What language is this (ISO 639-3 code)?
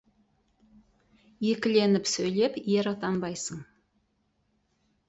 kaz